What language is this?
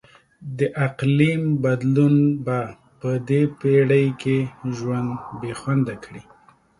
Pashto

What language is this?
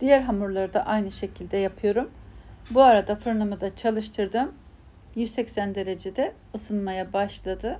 Turkish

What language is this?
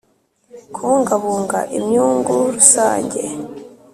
Kinyarwanda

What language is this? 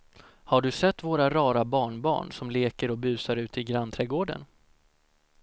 Swedish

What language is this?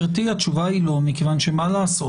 Hebrew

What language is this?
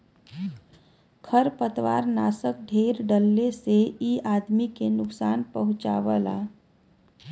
Bhojpuri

